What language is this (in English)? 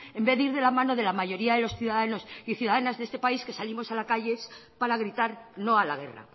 Spanish